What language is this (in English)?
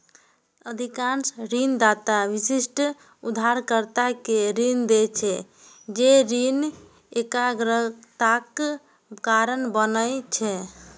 Maithili